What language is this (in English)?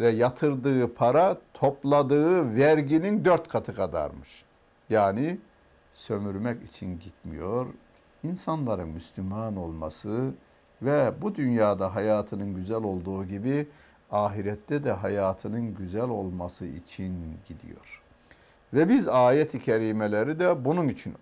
Turkish